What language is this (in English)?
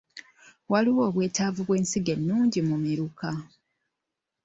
Ganda